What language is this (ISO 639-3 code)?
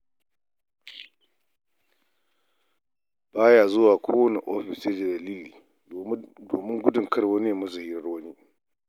hau